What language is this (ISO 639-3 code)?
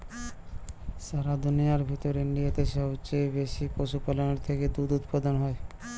ben